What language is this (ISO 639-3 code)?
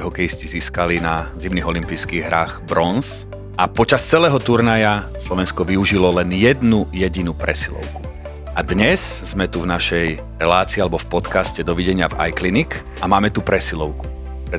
slk